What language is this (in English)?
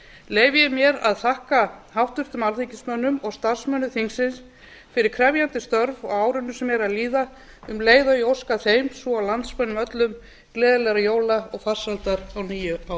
Icelandic